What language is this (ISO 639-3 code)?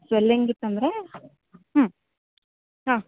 kan